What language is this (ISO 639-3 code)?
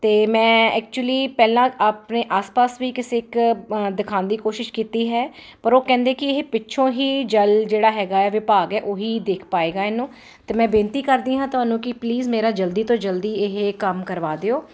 pan